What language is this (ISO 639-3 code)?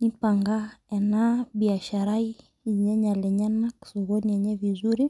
mas